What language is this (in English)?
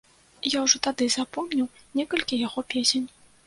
Belarusian